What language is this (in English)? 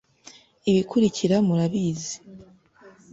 Kinyarwanda